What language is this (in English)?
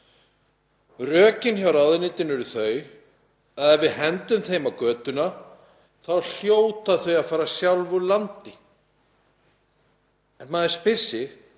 Icelandic